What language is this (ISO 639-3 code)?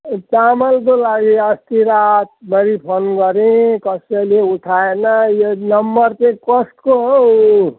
nep